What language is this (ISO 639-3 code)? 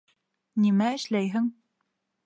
bak